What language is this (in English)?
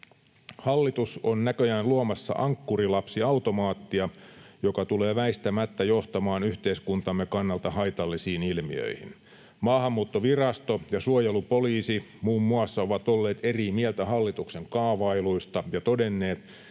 Finnish